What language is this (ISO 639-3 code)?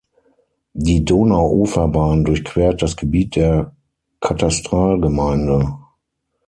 deu